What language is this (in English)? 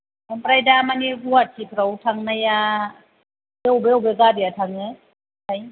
Bodo